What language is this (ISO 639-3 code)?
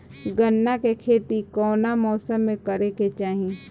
bho